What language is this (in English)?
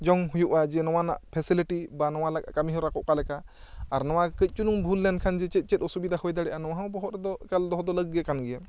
Santali